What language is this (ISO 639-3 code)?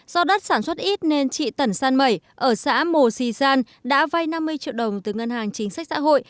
vie